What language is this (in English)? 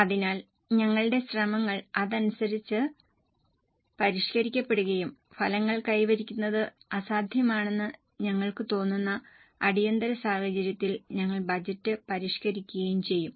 Malayalam